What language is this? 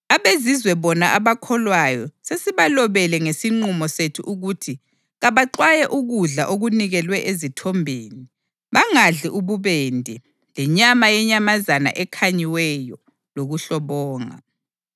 North Ndebele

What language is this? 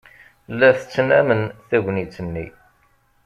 Kabyle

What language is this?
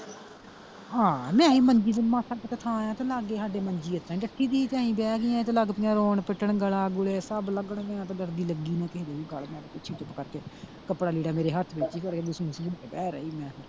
Punjabi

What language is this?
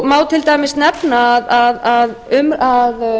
Icelandic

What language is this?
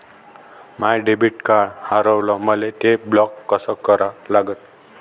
Marathi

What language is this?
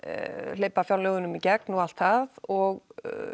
Icelandic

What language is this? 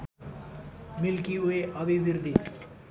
Nepali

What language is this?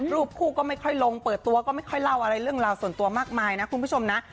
Thai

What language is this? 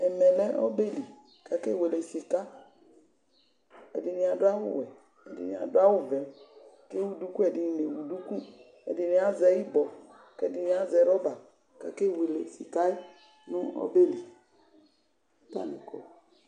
Ikposo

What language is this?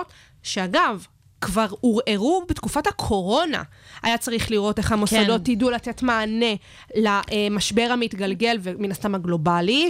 Hebrew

